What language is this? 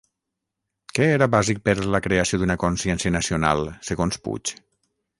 Catalan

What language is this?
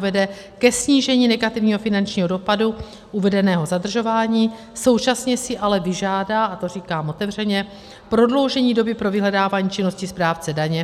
Czech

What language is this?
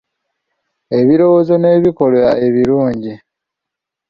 Ganda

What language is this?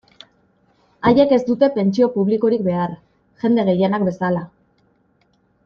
Basque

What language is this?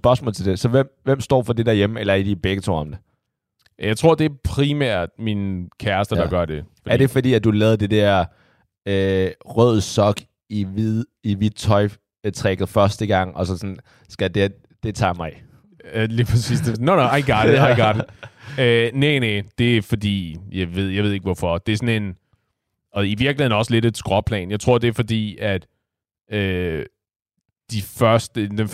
Danish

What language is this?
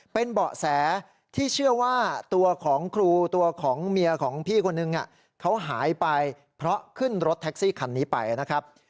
Thai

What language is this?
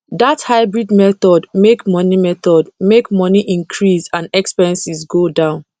Nigerian Pidgin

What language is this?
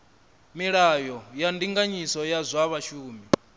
Venda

